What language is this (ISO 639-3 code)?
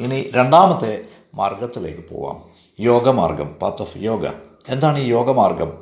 mal